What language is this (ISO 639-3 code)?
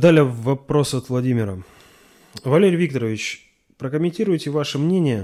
rus